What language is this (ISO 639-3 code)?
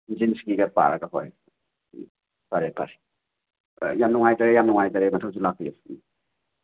mni